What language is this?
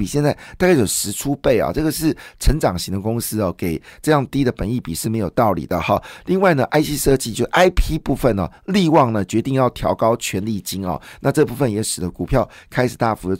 Chinese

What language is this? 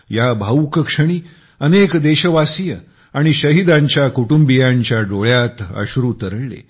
Marathi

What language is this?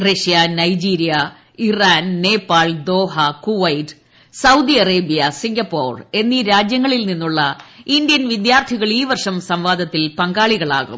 Malayalam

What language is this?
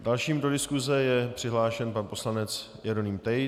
Czech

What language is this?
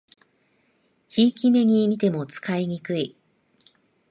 Japanese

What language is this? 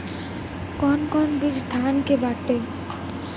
Bhojpuri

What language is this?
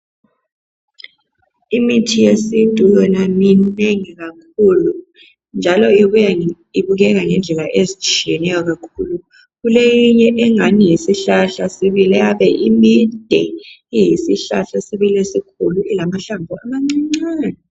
North Ndebele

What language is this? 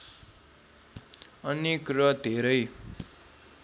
Nepali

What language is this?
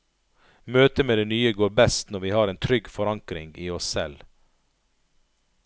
Norwegian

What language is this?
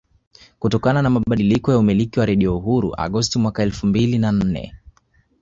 Swahili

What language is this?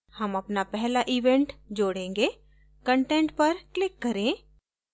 Hindi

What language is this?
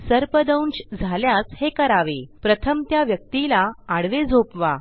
Marathi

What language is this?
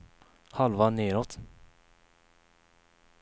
Swedish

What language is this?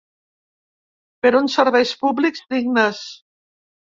Catalan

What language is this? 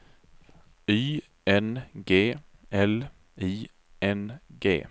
Swedish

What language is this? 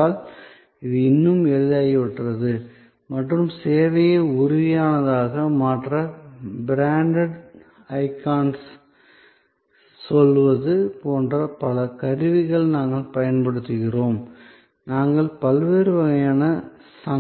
Tamil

